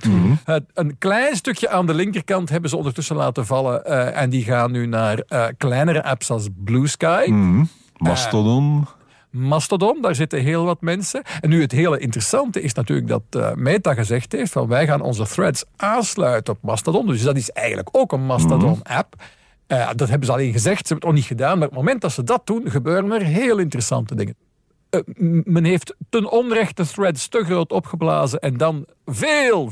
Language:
Dutch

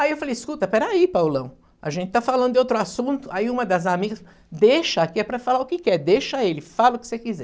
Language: Portuguese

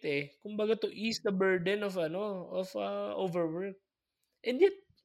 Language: Filipino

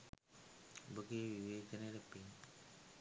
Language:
Sinhala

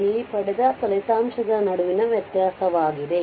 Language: Kannada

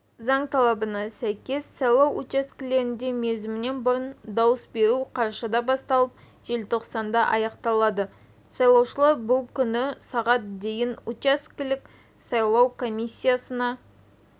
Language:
Kazakh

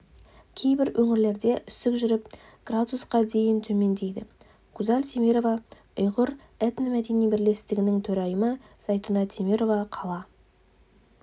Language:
Kazakh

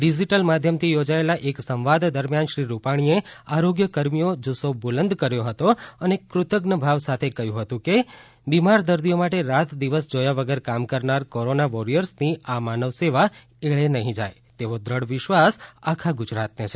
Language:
Gujarati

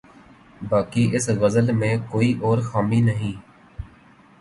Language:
Urdu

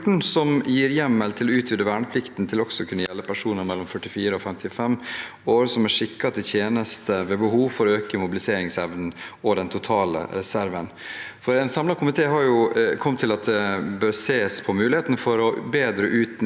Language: Norwegian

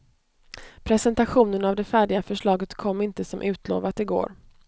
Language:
Swedish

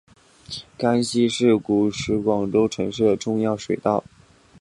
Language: Chinese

